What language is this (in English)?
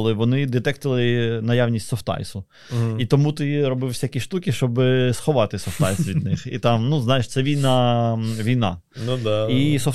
Ukrainian